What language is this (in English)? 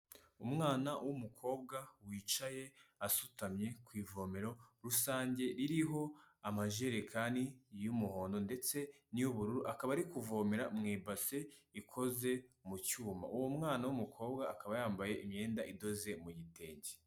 Kinyarwanda